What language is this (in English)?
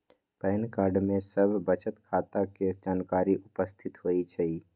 Magahi